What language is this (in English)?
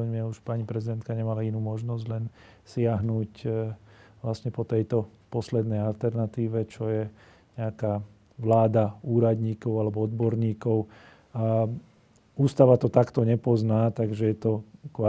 Slovak